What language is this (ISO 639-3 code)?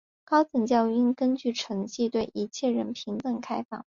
zho